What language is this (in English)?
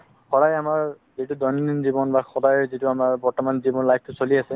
Assamese